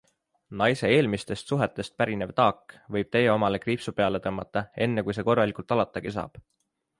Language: Estonian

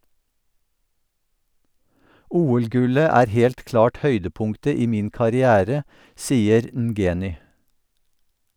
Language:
Norwegian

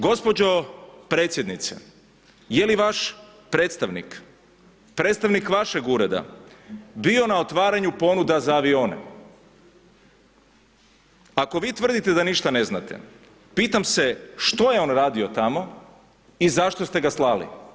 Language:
Croatian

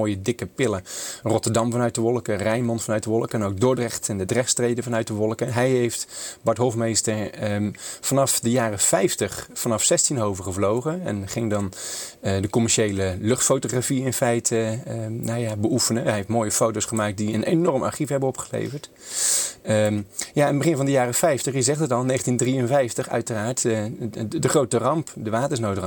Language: Dutch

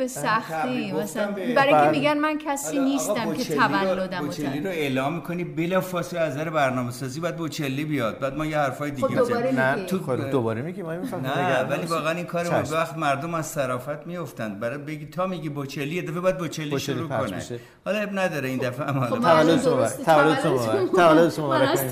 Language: Persian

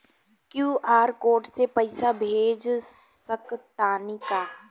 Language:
Bhojpuri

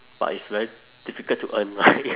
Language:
English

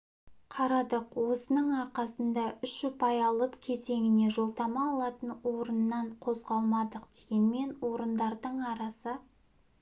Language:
Kazakh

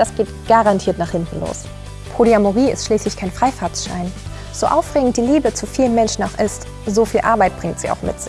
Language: German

